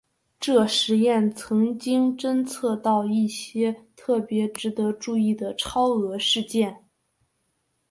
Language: Chinese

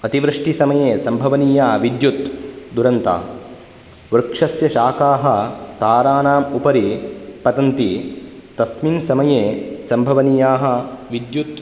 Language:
Sanskrit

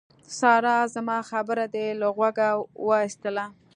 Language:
Pashto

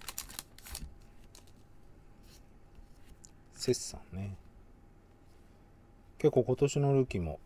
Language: Japanese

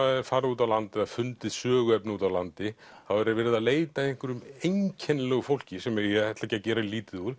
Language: Icelandic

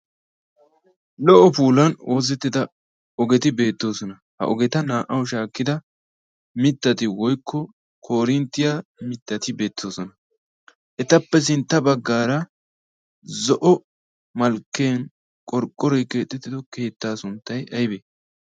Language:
Wolaytta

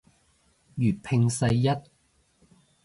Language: Cantonese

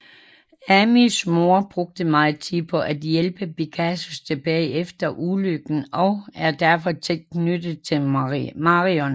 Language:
Danish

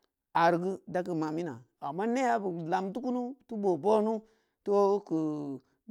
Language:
Samba Leko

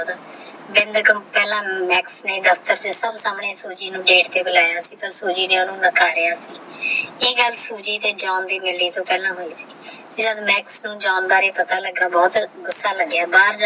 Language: Punjabi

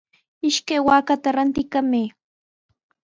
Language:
Sihuas Ancash Quechua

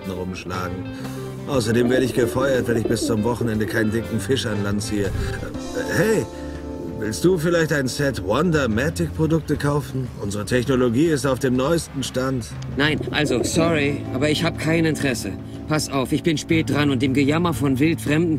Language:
German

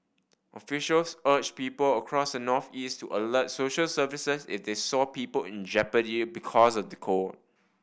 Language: English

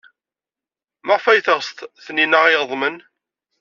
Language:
Kabyle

